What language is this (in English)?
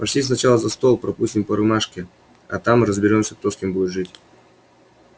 Russian